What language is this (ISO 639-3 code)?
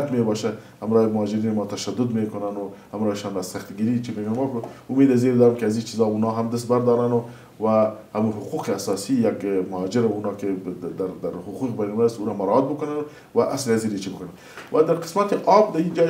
fas